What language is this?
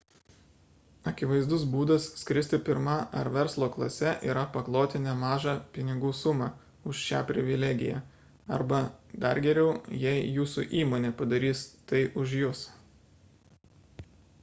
Lithuanian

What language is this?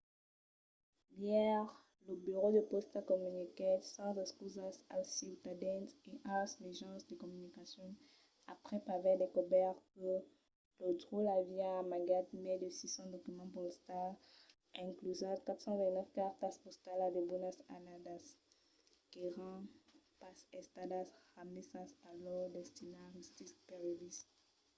Occitan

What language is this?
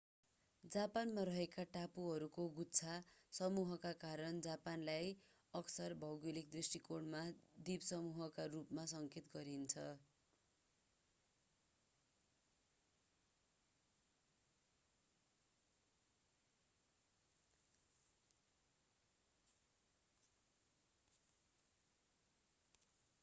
Nepali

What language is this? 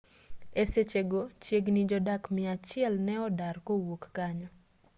Luo (Kenya and Tanzania)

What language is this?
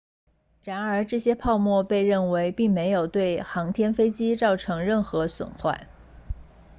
Chinese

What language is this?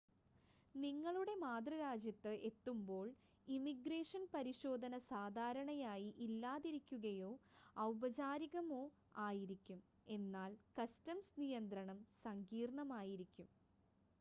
Malayalam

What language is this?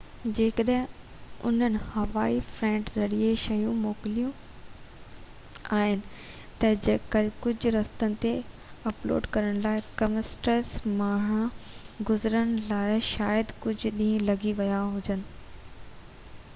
Sindhi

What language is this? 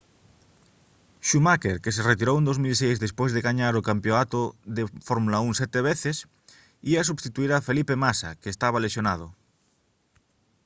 Galician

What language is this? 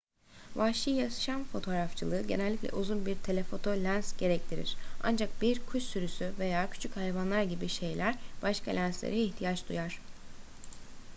Turkish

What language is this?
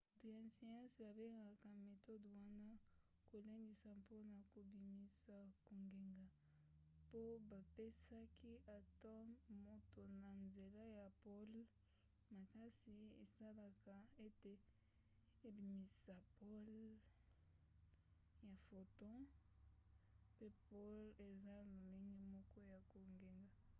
Lingala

